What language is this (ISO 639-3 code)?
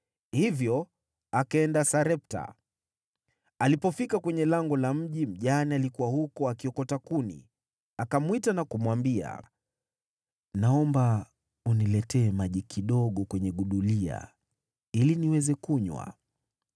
swa